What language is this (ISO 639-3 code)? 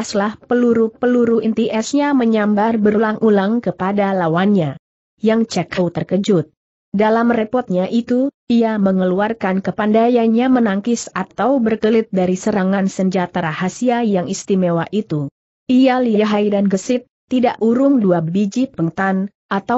ind